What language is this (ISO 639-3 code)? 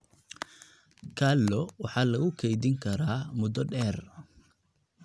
som